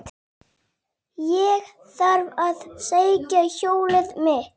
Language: Icelandic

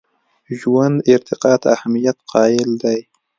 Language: Pashto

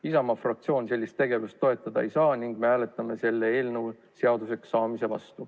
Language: Estonian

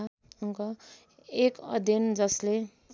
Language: Nepali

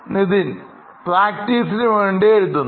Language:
Malayalam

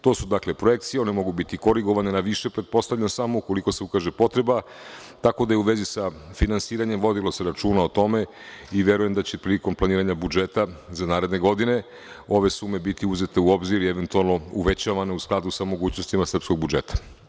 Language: Serbian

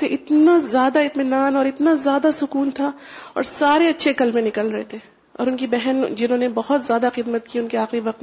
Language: Urdu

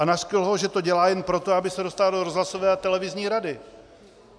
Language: Czech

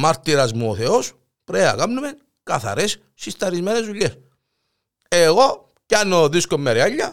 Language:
Greek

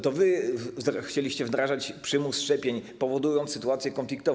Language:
Polish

